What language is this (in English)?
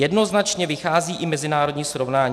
Czech